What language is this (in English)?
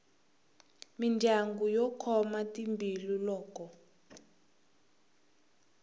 Tsonga